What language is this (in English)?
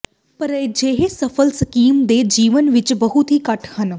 Punjabi